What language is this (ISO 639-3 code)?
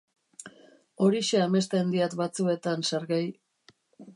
eus